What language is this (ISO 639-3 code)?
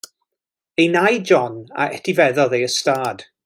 cym